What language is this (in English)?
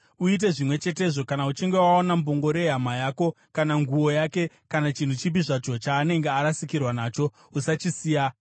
Shona